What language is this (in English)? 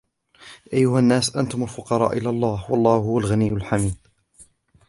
Arabic